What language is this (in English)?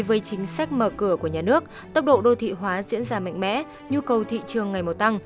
Vietnamese